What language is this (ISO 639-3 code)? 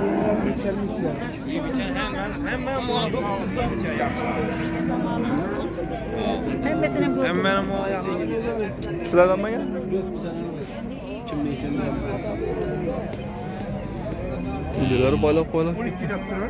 tur